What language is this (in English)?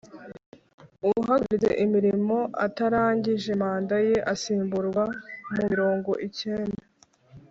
Kinyarwanda